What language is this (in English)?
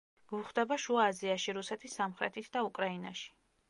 Georgian